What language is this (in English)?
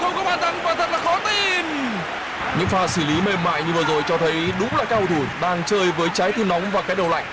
Vietnamese